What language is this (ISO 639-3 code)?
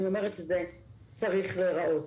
heb